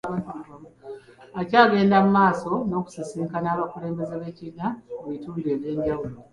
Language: Ganda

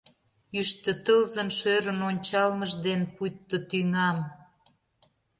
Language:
Mari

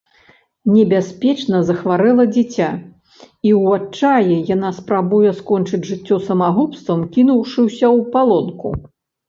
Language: Belarusian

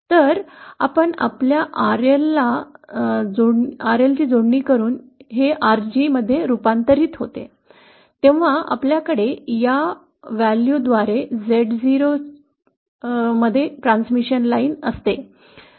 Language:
Marathi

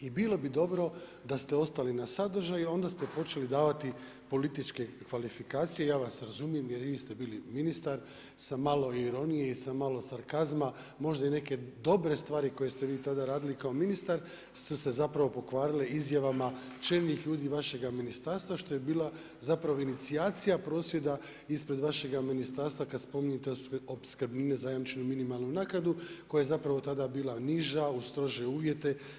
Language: Croatian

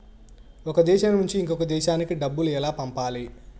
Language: Telugu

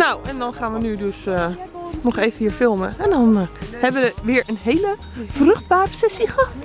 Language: Dutch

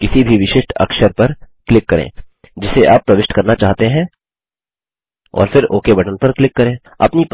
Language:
Hindi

